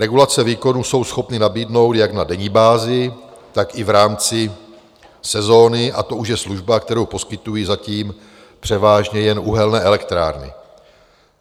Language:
Czech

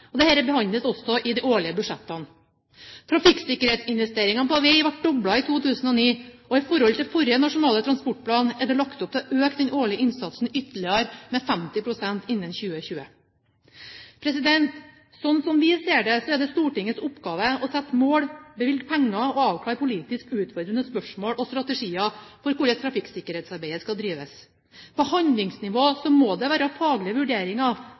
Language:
Norwegian Bokmål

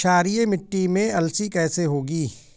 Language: Hindi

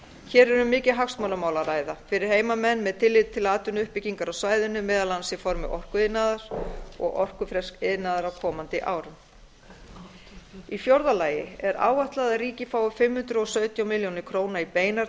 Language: Icelandic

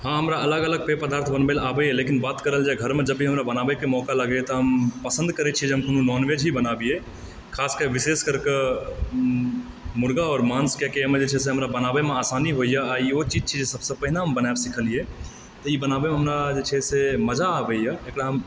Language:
Maithili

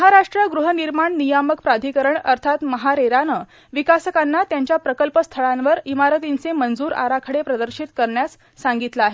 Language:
Marathi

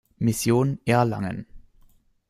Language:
German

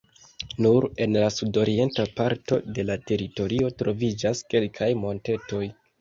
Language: Esperanto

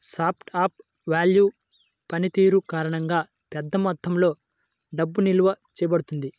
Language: Telugu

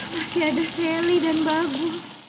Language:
Indonesian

